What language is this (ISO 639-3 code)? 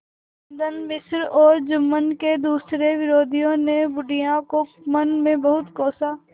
hin